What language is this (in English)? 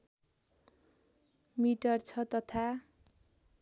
Nepali